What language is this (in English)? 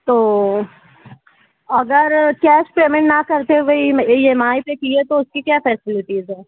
Urdu